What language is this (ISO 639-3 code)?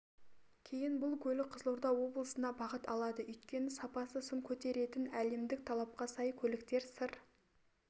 kaz